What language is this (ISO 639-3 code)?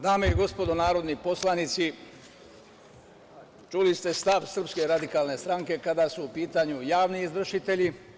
srp